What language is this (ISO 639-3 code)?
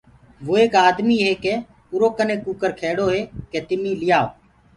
ggg